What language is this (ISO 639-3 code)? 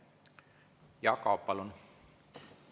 est